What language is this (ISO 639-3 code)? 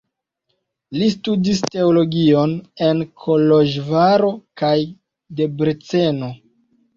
epo